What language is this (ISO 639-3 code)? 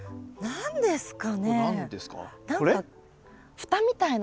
jpn